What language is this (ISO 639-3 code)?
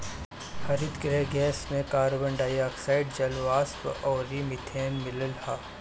bho